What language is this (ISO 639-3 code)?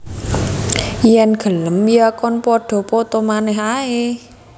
jav